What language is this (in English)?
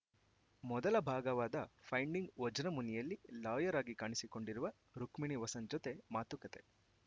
Kannada